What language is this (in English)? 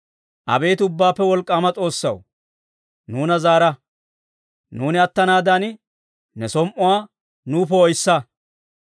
Dawro